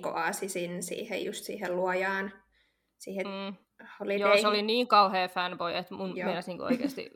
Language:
Finnish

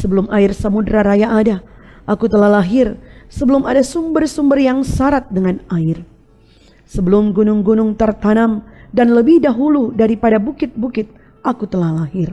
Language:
Indonesian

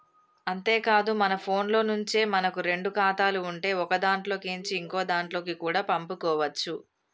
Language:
Telugu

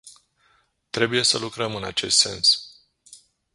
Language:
Romanian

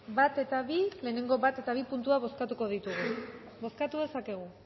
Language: Basque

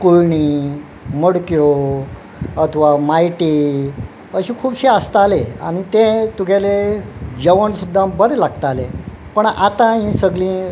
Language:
Konkani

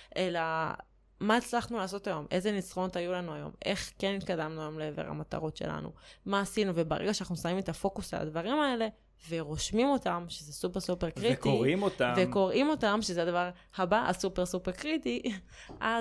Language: Hebrew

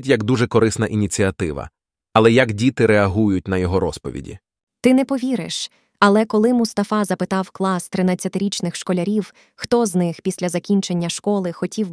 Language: Ukrainian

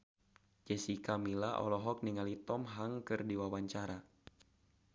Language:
Sundanese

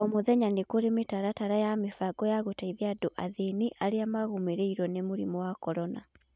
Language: Kikuyu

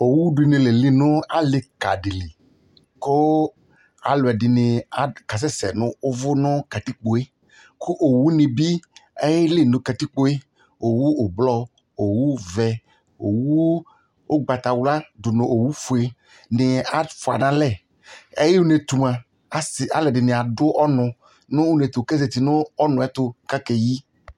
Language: Ikposo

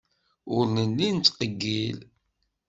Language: Kabyle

